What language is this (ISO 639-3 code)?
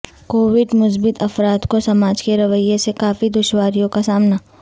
urd